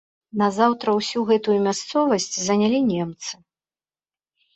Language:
Belarusian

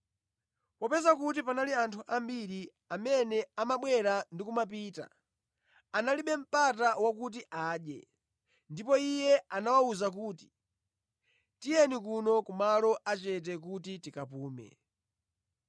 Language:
Nyanja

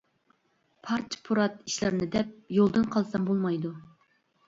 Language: Uyghur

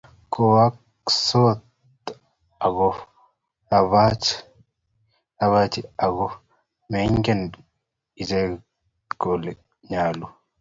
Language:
Kalenjin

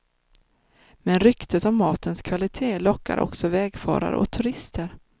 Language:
Swedish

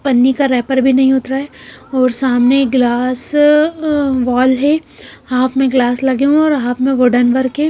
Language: Hindi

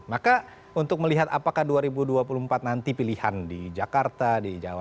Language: Indonesian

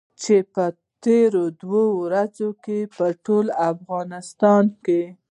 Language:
Pashto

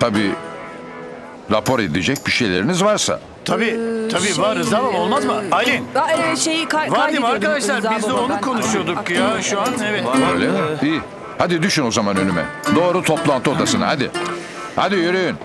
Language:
Turkish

